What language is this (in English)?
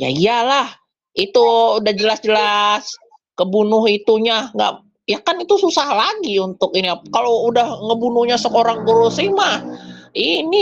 Indonesian